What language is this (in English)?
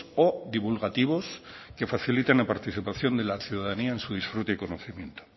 Spanish